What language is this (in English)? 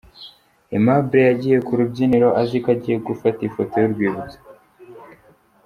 Kinyarwanda